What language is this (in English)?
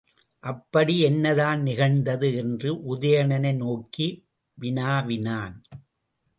Tamil